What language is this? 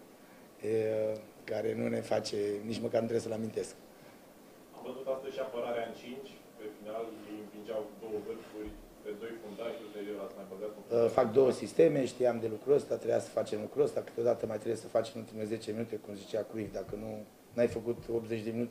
Romanian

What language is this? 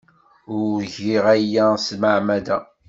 Kabyle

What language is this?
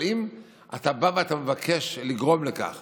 Hebrew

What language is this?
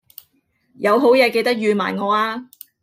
Cantonese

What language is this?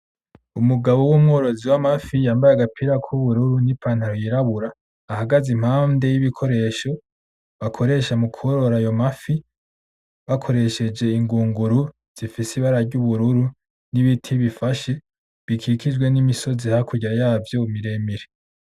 Rundi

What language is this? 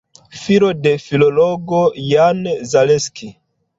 Esperanto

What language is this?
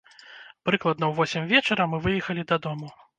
Belarusian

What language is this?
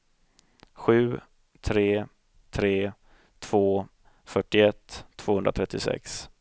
Swedish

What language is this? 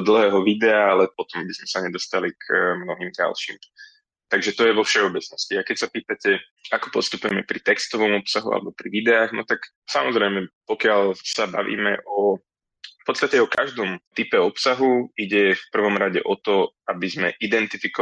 Slovak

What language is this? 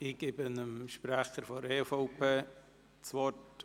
Swiss German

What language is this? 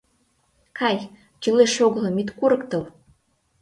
Mari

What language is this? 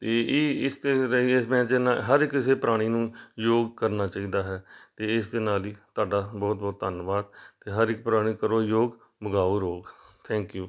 Punjabi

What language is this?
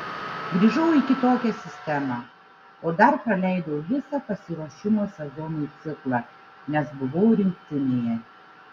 Lithuanian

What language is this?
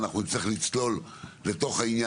Hebrew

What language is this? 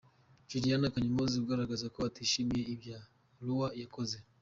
Kinyarwanda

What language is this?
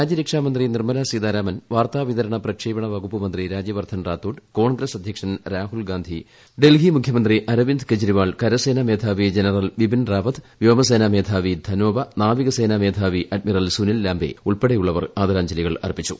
Malayalam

